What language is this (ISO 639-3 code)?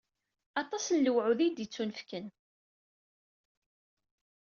kab